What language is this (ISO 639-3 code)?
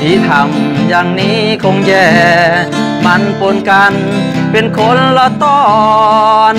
tha